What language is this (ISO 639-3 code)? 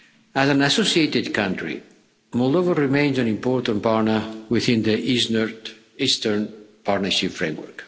eng